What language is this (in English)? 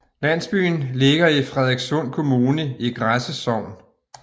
Danish